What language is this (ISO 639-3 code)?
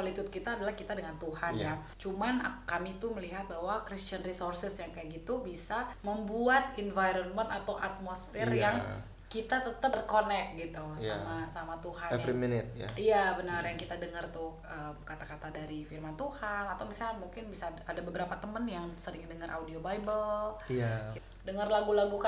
ind